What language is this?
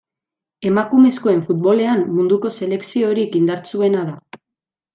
Basque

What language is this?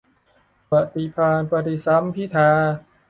Thai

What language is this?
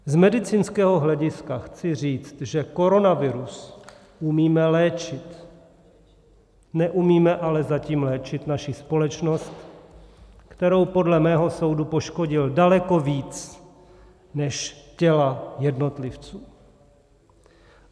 Czech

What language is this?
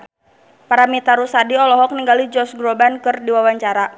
Sundanese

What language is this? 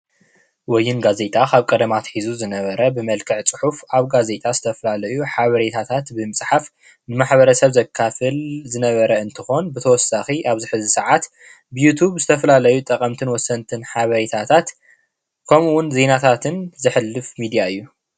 Tigrinya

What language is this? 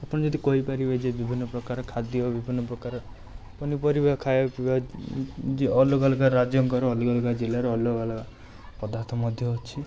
Odia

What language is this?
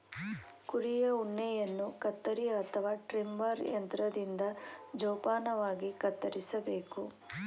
Kannada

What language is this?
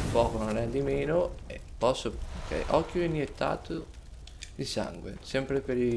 Italian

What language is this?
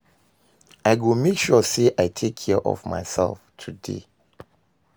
Nigerian Pidgin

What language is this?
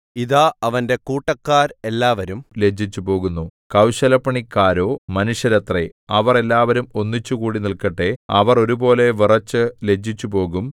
Malayalam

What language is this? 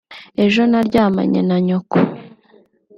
Kinyarwanda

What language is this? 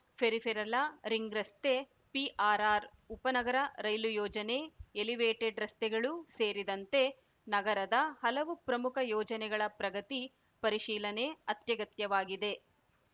Kannada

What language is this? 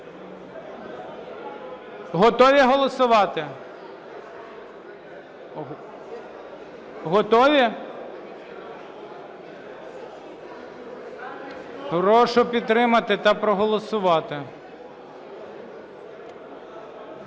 Ukrainian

